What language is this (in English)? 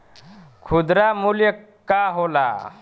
Bhojpuri